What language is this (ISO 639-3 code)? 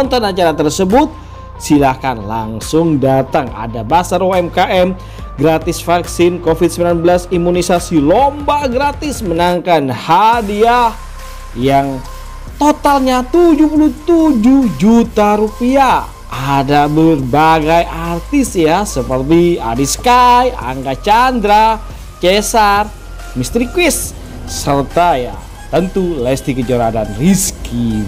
ind